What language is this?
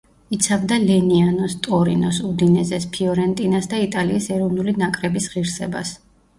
Georgian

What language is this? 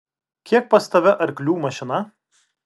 Lithuanian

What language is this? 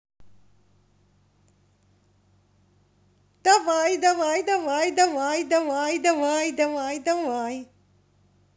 Russian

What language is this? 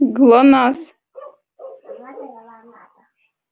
Russian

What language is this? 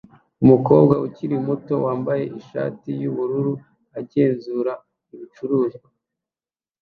Kinyarwanda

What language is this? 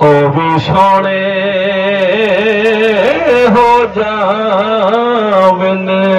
Punjabi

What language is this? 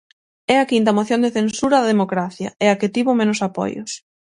Galician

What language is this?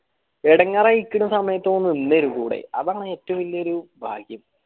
Malayalam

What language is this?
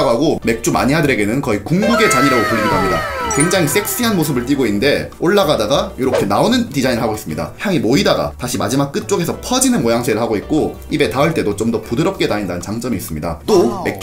Korean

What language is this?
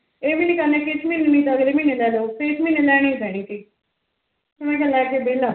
Punjabi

